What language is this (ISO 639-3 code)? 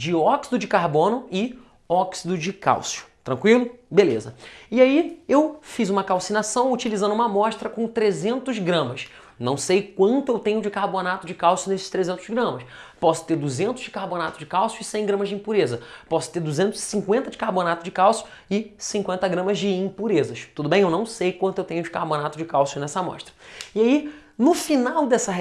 por